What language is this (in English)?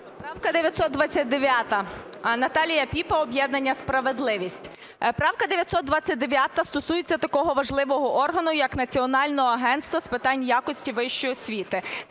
Ukrainian